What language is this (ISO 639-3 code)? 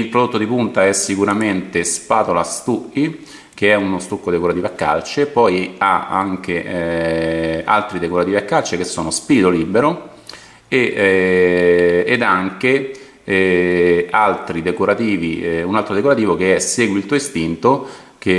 ita